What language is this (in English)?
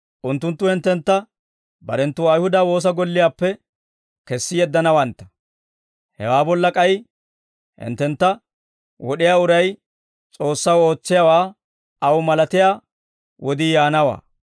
Dawro